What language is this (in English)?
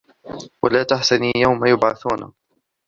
Arabic